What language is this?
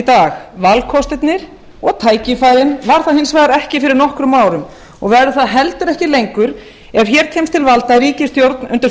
Icelandic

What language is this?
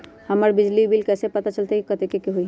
Magahi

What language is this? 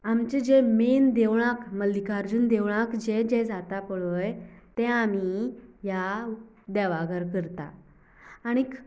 Konkani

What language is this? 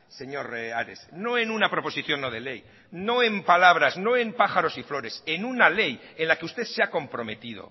Spanish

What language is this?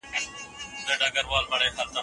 Pashto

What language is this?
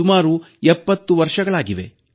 Kannada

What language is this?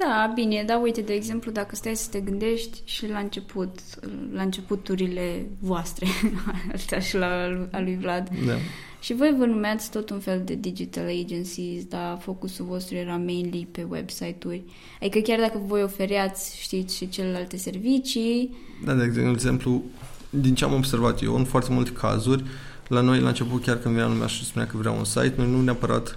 Romanian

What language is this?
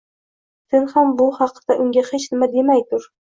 Uzbek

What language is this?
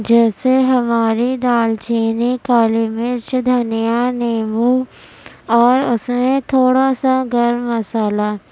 Urdu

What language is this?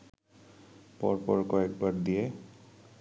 Bangla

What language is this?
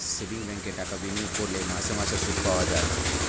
Bangla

